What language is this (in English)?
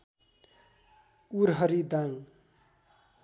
Nepali